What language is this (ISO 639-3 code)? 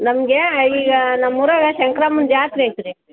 kan